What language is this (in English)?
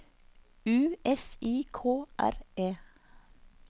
Norwegian